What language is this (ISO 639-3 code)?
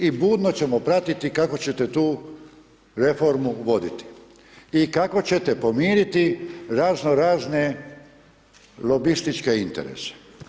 hrv